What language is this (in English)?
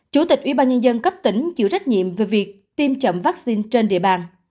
Vietnamese